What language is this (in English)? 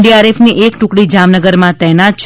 Gujarati